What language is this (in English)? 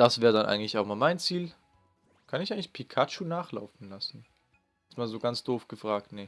German